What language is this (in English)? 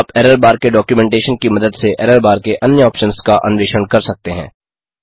Hindi